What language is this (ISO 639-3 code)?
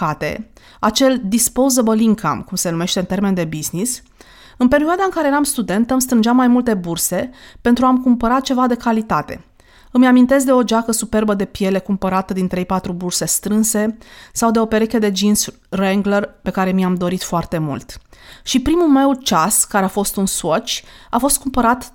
ron